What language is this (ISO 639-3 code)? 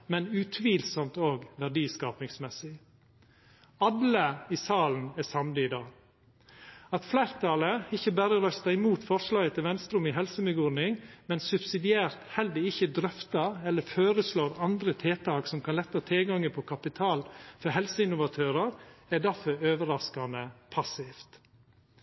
nno